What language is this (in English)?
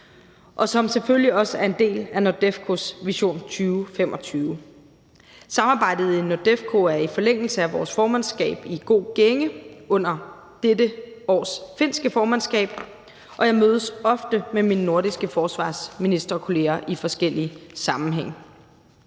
Danish